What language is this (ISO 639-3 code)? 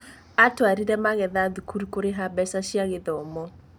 kik